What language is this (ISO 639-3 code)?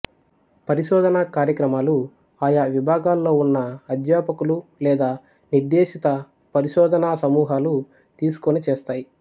tel